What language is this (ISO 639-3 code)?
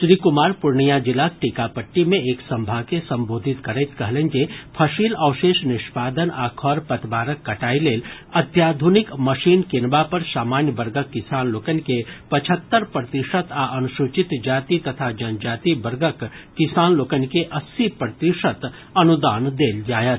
mai